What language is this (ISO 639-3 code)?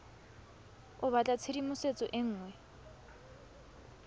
tsn